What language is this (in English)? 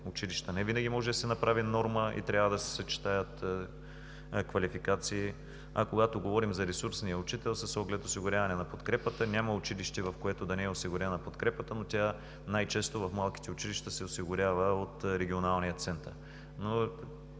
Bulgarian